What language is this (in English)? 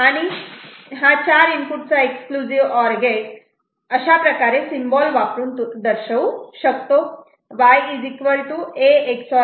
Marathi